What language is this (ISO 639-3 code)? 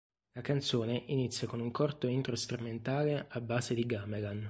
ita